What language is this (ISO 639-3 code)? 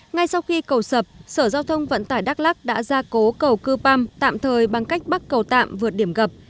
vie